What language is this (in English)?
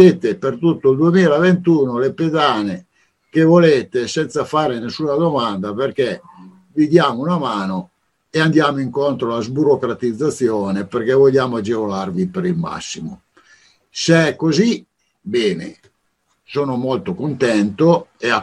Italian